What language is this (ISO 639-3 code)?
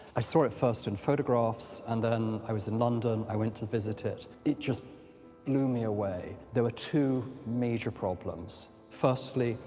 eng